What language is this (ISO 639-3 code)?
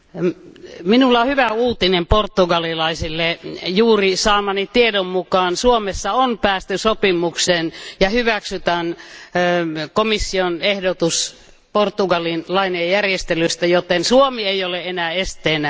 fin